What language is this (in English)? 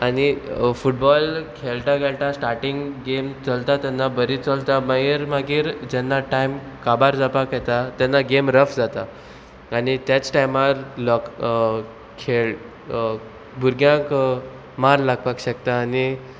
Konkani